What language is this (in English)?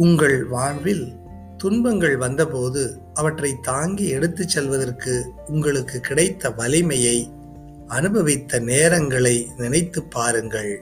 Tamil